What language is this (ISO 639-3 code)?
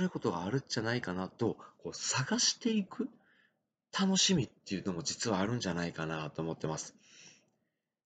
jpn